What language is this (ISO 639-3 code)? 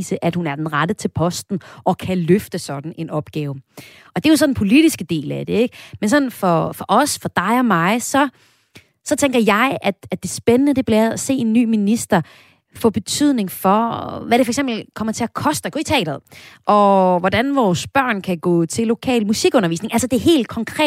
dan